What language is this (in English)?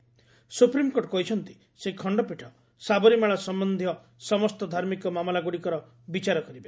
Odia